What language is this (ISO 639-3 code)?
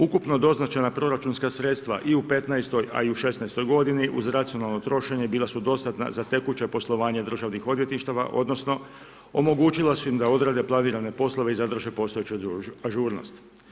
hrv